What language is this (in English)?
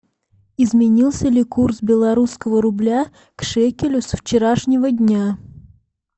Russian